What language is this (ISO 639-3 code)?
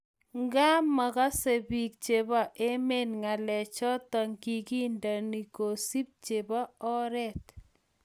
kln